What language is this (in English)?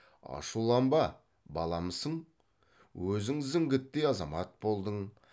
Kazakh